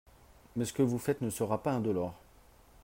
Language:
French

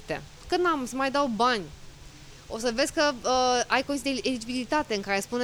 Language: Romanian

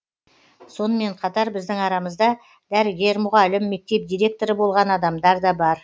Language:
Kazakh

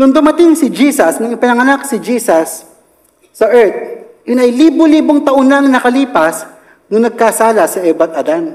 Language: Filipino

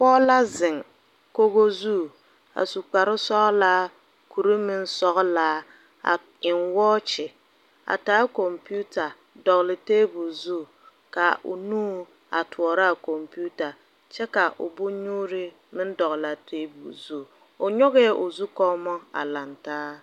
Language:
Southern Dagaare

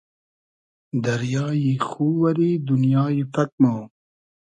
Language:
Hazaragi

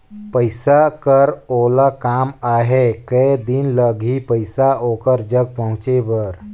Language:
Chhattisgarhi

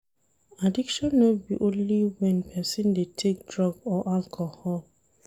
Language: Nigerian Pidgin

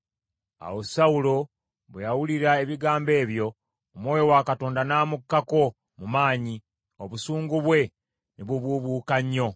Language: Ganda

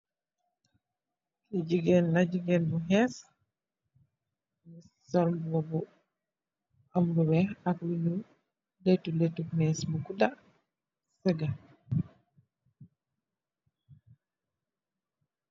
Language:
Wolof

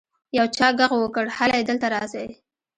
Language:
Pashto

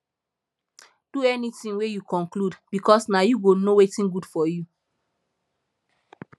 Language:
Nigerian Pidgin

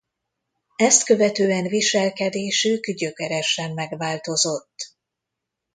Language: Hungarian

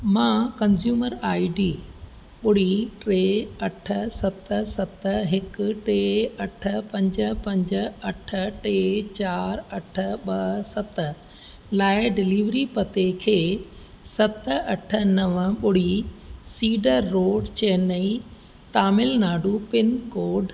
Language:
Sindhi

